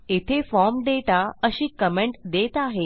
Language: Marathi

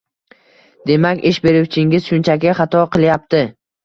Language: Uzbek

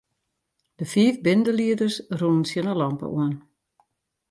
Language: Western Frisian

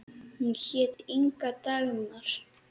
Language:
Icelandic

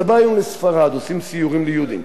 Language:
Hebrew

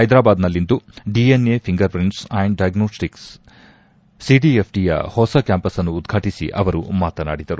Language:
Kannada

